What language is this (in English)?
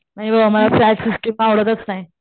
Marathi